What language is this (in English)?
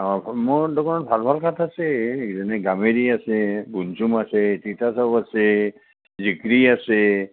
Assamese